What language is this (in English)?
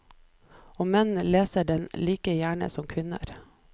Norwegian